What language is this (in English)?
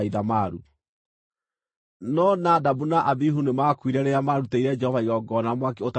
Kikuyu